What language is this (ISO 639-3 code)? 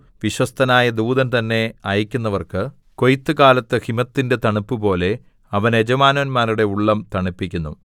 mal